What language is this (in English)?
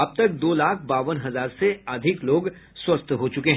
Hindi